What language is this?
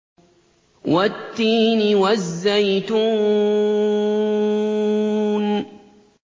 Arabic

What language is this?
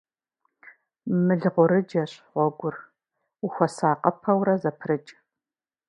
Kabardian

